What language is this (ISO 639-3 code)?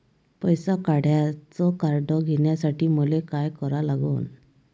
mar